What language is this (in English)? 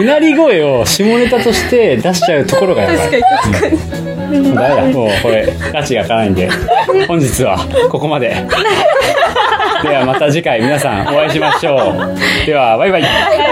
Japanese